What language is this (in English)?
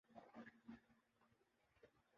Urdu